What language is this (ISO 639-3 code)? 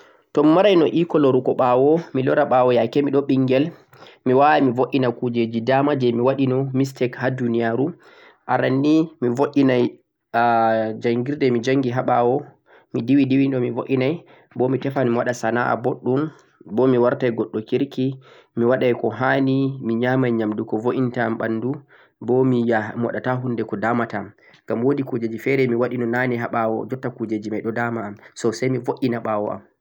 fuq